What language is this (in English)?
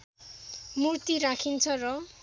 Nepali